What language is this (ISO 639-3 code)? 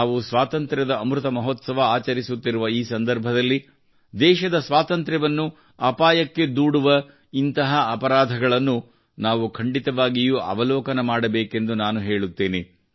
kan